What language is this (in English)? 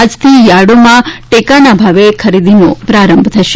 Gujarati